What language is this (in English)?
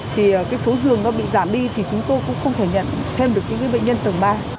Vietnamese